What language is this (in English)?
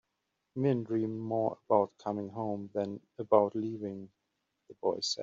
English